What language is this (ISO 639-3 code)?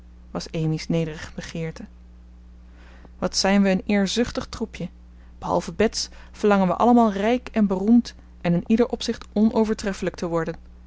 nld